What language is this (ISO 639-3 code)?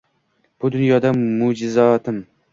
uzb